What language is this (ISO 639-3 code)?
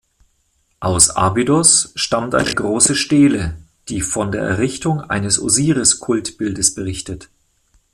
deu